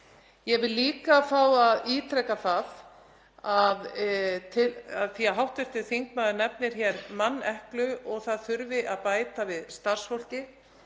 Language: Icelandic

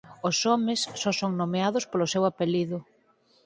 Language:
Galician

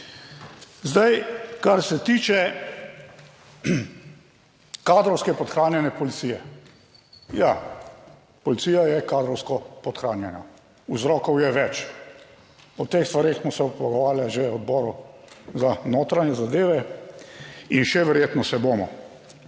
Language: Slovenian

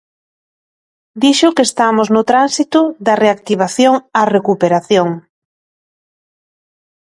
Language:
Galician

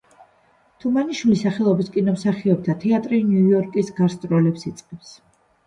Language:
Georgian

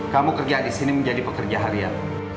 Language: Indonesian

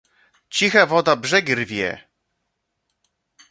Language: Polish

